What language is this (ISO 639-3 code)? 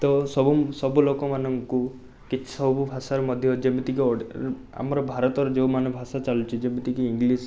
ori